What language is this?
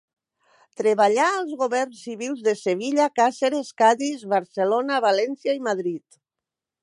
Catalan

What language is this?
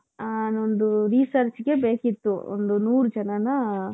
Kannada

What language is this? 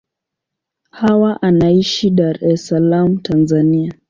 Swahili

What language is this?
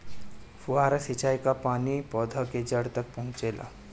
Bhojpuri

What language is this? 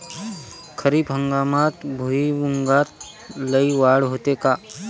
Marathi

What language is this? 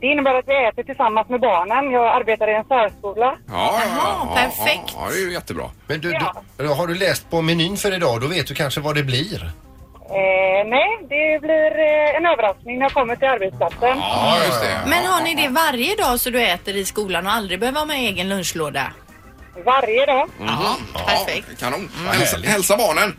Swedish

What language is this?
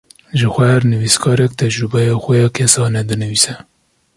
Kurdish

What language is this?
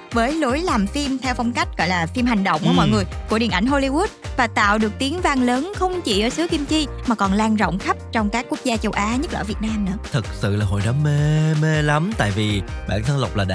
Vietnamese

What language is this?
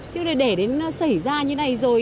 Vietnamese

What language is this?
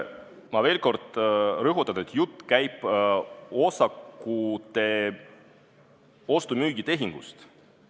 Estonian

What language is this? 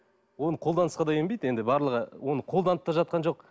Kazakh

